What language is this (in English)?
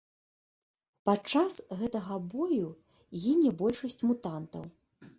Belarusian